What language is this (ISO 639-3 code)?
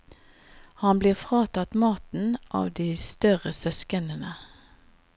nor